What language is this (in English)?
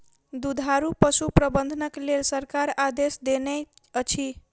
Maithili